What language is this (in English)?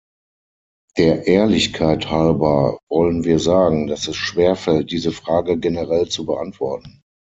German